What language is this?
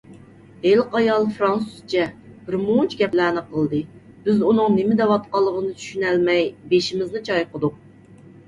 Uyghur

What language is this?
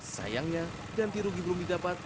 Indonesian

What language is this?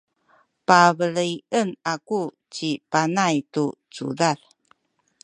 Sakizaya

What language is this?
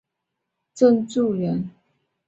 Chinese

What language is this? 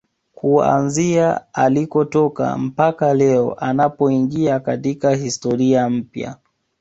Swahili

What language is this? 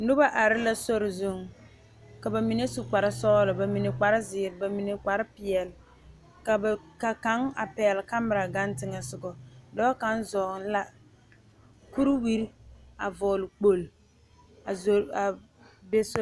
Southern Dagaare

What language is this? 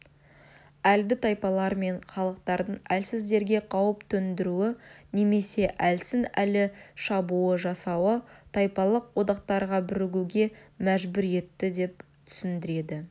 Kazakh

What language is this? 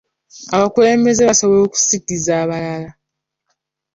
Ganda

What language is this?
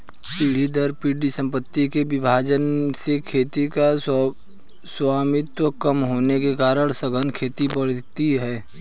Hindi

